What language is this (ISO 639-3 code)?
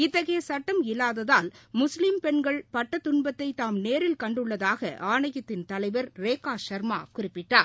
tam